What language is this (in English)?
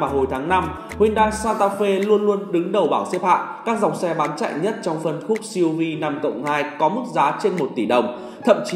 Vietnamese